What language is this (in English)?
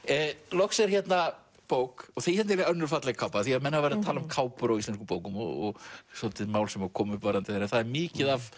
Icelandic